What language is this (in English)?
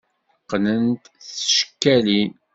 Kabyle